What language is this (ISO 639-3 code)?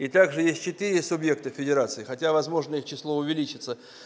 rus